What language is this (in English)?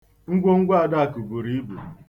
Igbo